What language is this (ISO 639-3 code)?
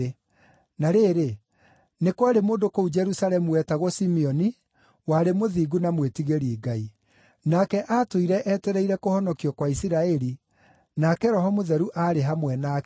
kik